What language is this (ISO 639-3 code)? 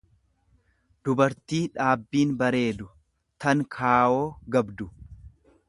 orm